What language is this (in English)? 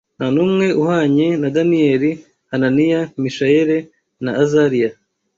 Kinyarwanda